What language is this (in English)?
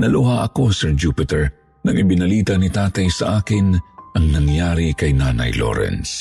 Filipino